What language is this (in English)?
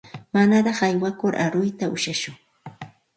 Santa Ana de Tusi Pasco Quechua